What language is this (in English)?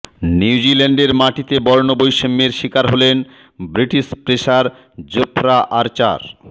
Bangla